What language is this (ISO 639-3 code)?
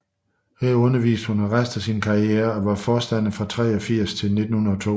dan